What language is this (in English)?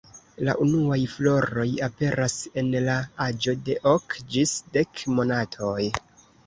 Esperanto